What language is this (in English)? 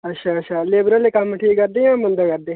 Dogri